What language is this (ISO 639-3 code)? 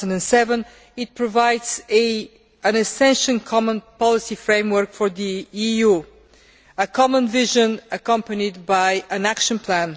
eng